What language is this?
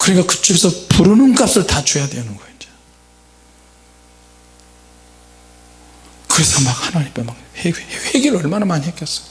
Korean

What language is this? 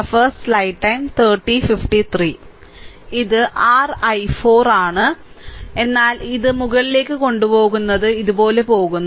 Malayalam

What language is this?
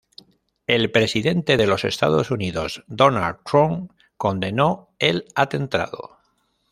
Spanish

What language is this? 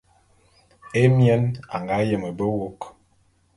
Bulu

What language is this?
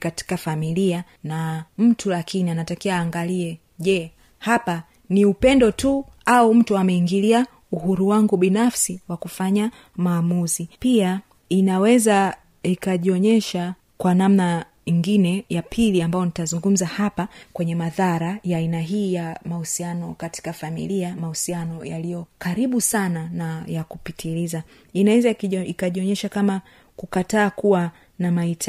Swahili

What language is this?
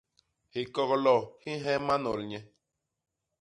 Basaa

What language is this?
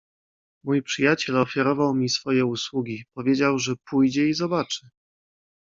Polish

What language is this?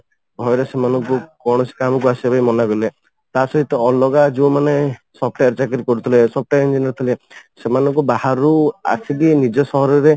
Odia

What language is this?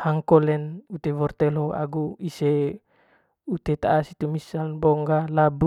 Manggarai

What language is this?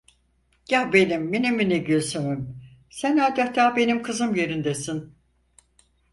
Turkish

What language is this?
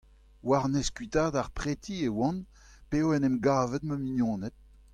Breton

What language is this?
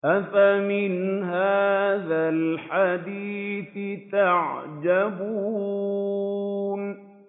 Arabic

